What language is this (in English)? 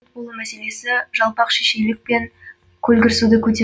Kazakh